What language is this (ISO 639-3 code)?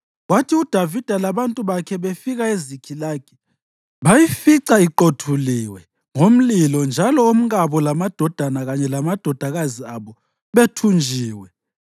nde